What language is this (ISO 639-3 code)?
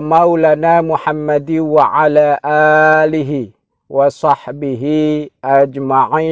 ind